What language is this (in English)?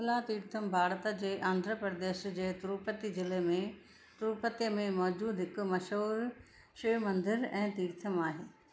Sindhi